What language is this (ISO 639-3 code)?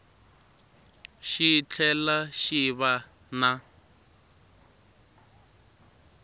tso